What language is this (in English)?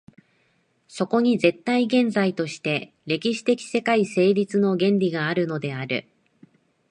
Japanese